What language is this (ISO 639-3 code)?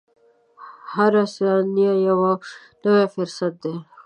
pus